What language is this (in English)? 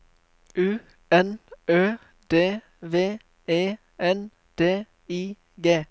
Norwegian